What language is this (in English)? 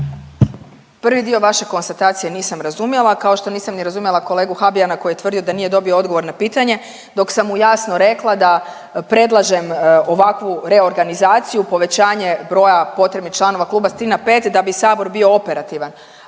Croatian